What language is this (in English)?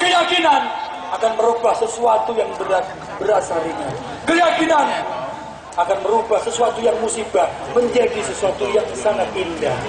Indonesian